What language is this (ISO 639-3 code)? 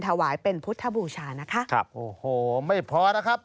tha